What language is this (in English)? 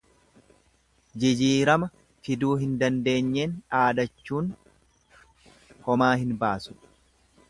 Oromo